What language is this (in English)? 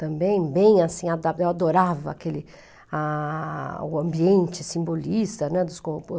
Portuguese